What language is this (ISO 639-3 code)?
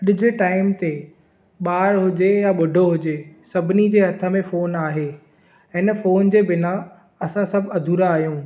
snd